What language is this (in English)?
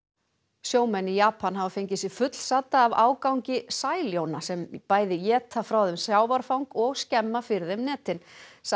Icelandic